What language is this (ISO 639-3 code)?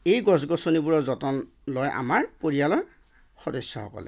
asm